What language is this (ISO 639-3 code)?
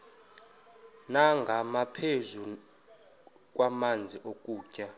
xho